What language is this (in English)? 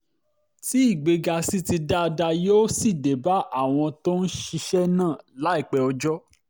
Yoruba